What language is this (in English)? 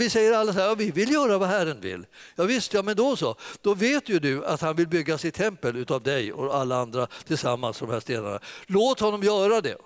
Swedish